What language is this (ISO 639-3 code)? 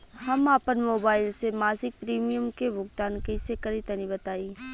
bho